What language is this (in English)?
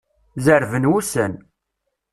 Kabyle